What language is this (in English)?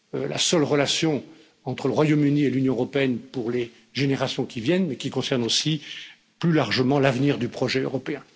French